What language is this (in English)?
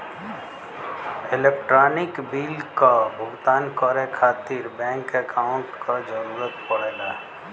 Bhojpuri